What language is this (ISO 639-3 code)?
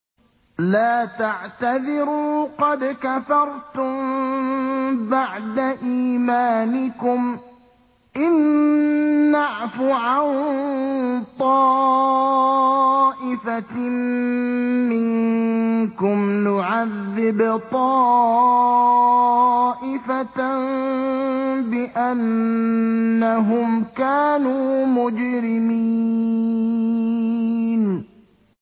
ara